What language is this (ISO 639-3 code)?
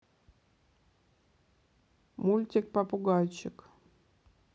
rus